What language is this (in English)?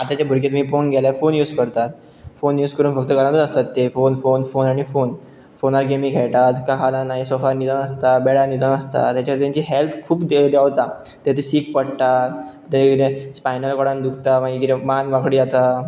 Konkani